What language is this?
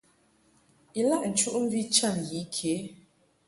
Mungaka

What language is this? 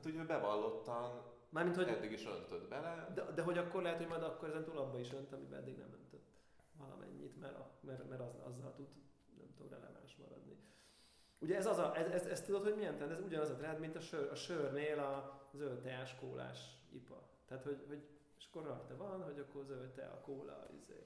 Hungarian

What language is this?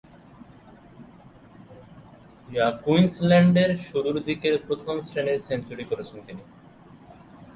Bangla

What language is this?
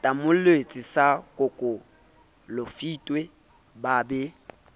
Southern Sotho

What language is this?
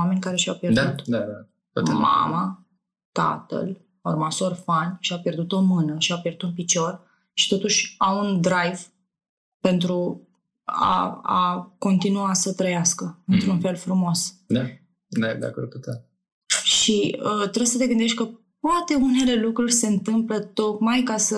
Romanian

